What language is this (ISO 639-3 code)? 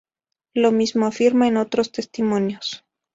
spa